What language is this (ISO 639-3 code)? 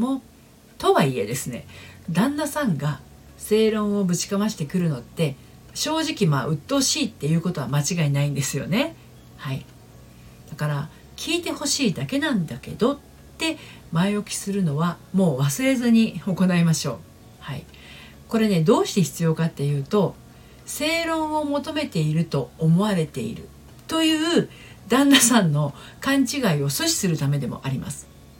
jpn